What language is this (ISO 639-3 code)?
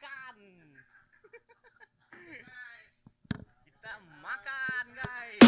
msa